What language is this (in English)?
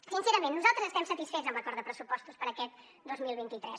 Catalan